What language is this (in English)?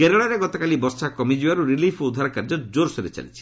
Odia